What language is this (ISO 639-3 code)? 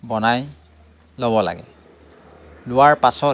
asm